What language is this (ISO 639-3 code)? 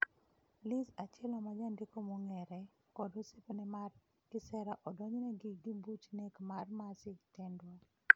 luo